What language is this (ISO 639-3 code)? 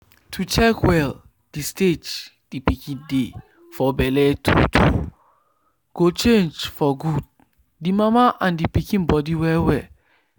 pcm